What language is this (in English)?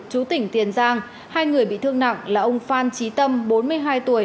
Vietnamese